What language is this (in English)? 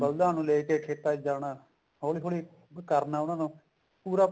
Punjabi